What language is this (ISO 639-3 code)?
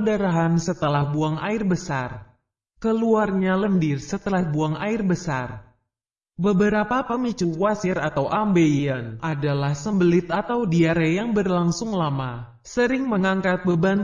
ind